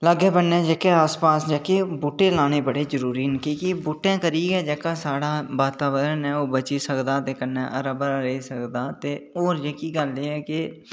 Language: Dogri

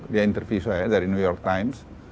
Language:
Indonesian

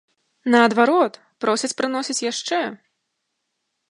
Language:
Belarusian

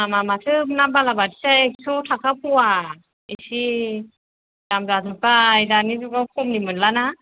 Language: Bodo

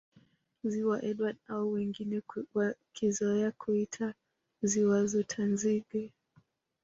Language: Swahili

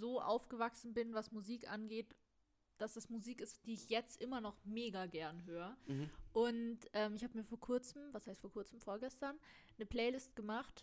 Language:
German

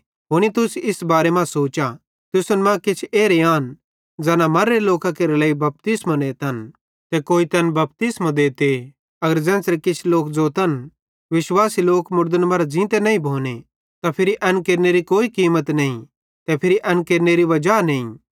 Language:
Bhadrawahi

